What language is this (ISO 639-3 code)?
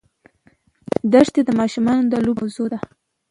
pus